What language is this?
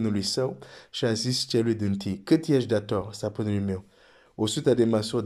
Romanian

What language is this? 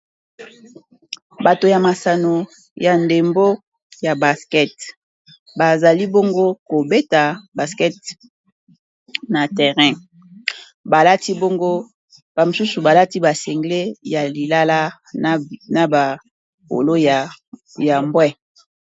Lingala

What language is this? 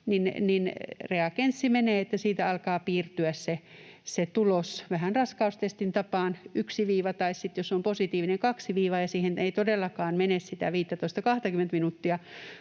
Finnish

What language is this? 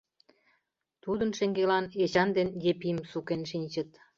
Mari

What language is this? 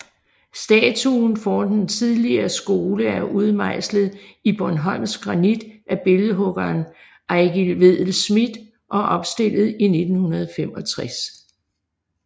Danish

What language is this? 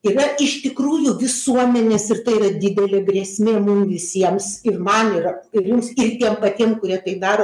Lithuanian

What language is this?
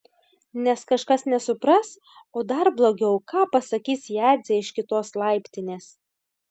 Lithuanian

